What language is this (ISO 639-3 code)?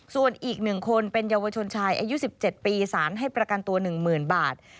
tha